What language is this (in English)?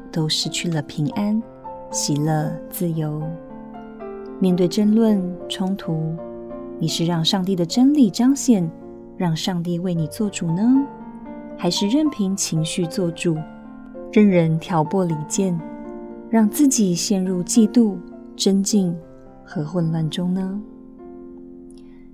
Chinese